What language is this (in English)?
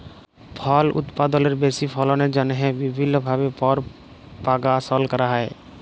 Bangla